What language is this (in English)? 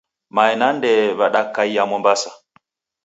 Taita